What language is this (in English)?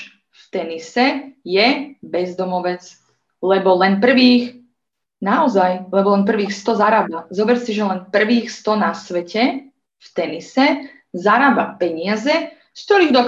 Slovak